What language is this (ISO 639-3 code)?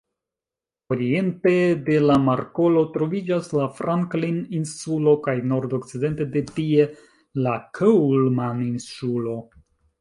epo